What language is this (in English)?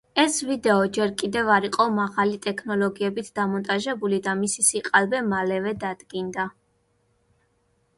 Georgian